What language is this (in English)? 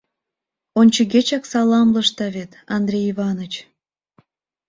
Mari